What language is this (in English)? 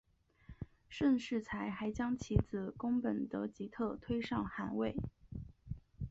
Chinese